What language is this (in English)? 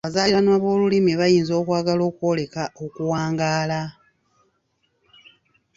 Ganda